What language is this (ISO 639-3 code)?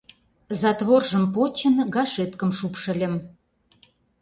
chm